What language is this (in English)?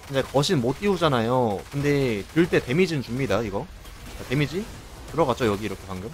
Korean